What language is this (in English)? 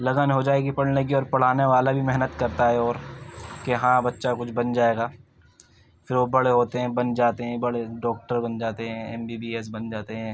Urdu